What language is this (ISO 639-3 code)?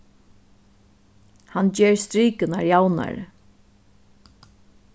fao